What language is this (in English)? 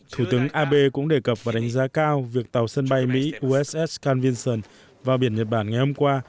Vietnamese